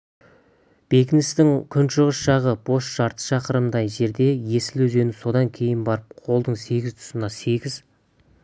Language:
Kazakh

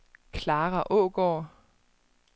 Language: Danish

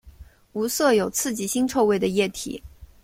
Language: Chinese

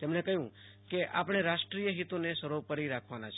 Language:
Gujarati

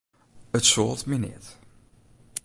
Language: Western Frisian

